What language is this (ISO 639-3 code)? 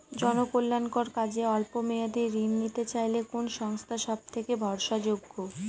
ben